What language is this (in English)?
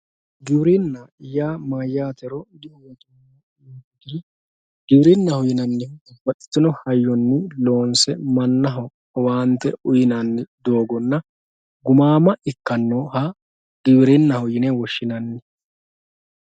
Sidamo